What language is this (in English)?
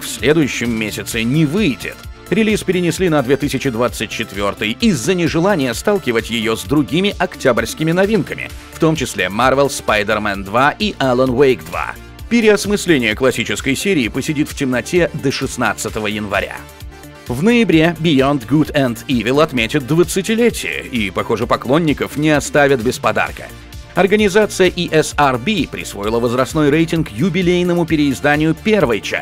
Russian